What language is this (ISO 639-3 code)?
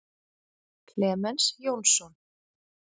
isl